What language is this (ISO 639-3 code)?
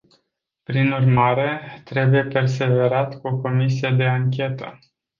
ron